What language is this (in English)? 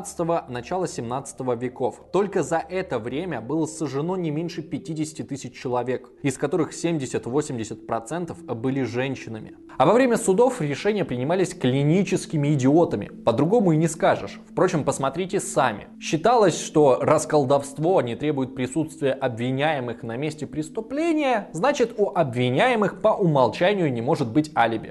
Russian